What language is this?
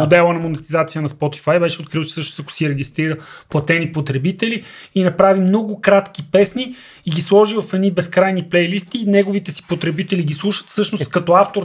Bulgarian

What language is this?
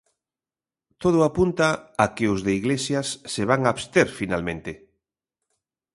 Galician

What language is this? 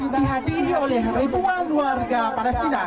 Indonesian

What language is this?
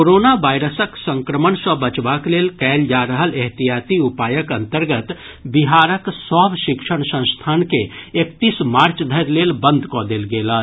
Maithili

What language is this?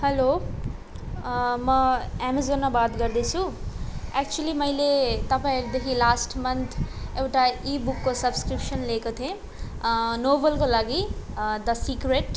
Nepali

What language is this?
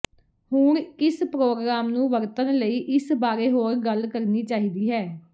Punjabi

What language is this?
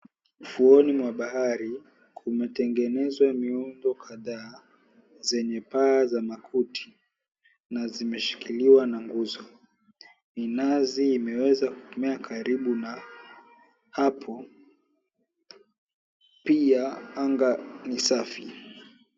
Swahili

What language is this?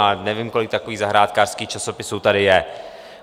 Czech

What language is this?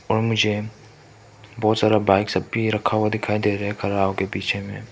Hindi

